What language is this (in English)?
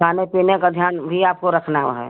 Hindi